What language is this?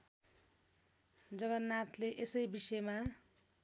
Nepali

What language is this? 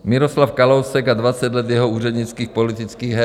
Czech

